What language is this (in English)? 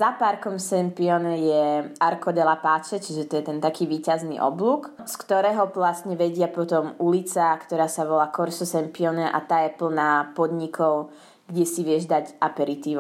Slovak